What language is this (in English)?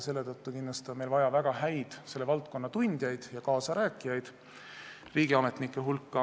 Estonian